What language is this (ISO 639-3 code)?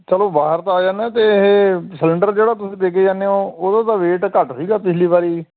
pan